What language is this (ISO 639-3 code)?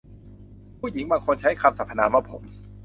tha